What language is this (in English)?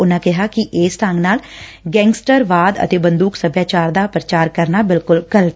Punjabi